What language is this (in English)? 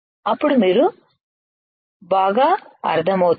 Telugu